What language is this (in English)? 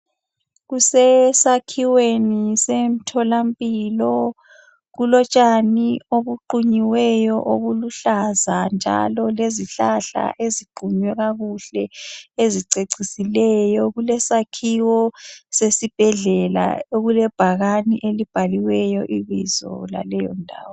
North Ndebele